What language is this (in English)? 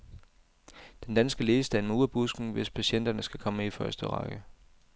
Danish